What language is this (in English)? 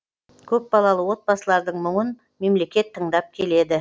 Kazakh